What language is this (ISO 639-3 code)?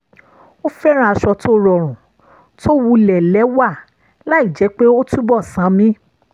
yor